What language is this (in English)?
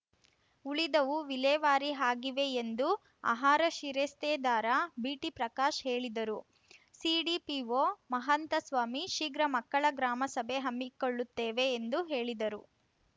Kannada